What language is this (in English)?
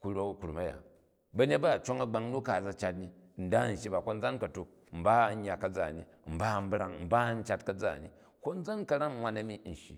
Jju